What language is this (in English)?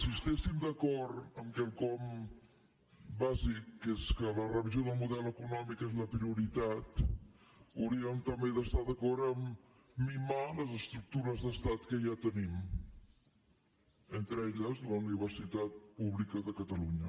Catalan